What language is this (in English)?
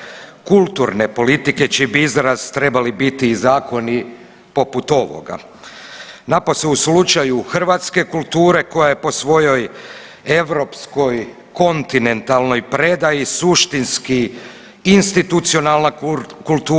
Croatian